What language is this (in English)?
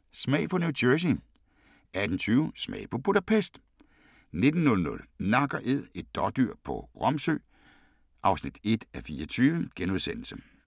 Danish